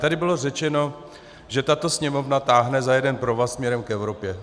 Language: Czech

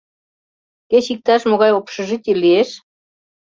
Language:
Mari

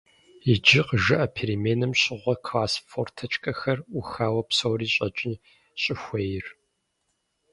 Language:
Kabardian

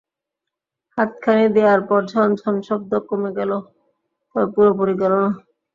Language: Bangla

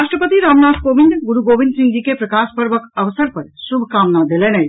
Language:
Maithili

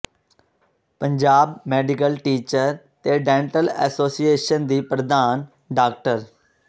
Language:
Punjabi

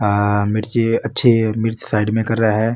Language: Marwari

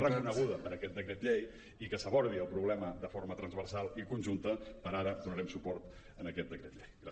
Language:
Catalan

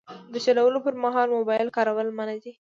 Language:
Pashto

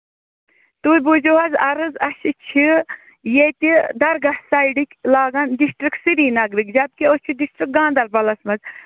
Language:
Kashmiri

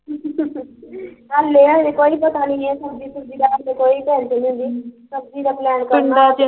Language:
Punjabi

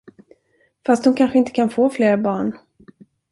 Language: Swedish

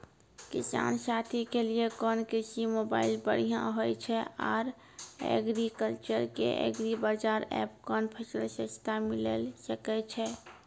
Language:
Maithili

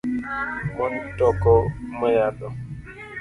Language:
Luo (Kenya and Tanzania)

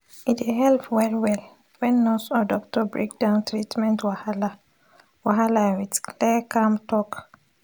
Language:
Nigerian Pidgin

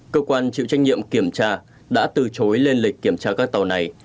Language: Vietnamese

